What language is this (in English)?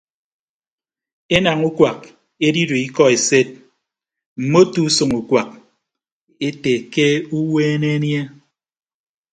Ibibio